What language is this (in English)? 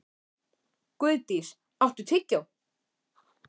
Icelandic